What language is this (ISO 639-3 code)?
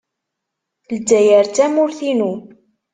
kab